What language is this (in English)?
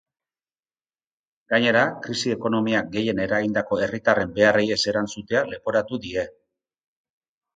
Basque